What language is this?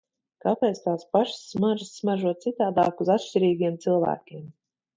Latvian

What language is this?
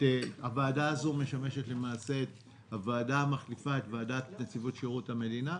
Hebrew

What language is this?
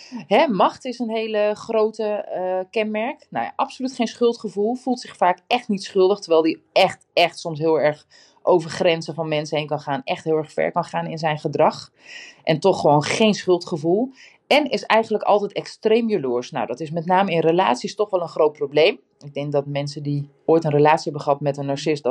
Dutch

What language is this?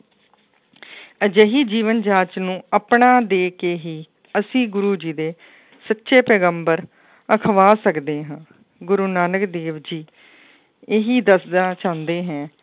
Punjabi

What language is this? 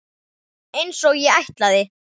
Icelandic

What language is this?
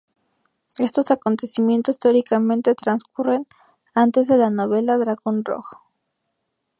Spanish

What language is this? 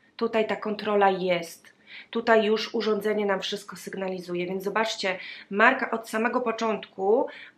Polish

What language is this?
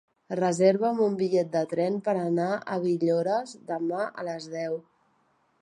Catalan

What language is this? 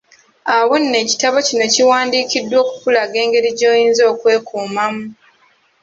Ganda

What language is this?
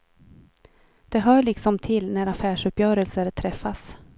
Swedish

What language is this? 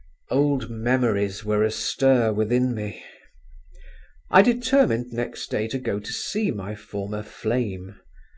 English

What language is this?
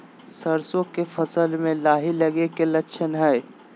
Magahi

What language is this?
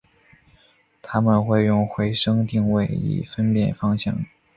Chinese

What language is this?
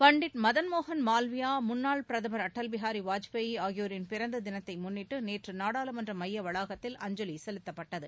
Tamil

